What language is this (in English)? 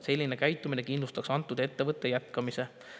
Estonian